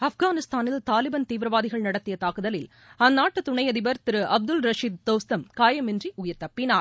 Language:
Tamil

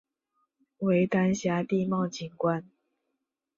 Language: Chinese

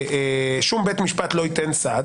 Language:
Hebrew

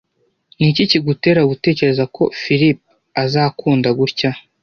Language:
Kinyarwanda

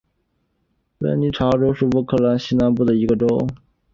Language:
Chinese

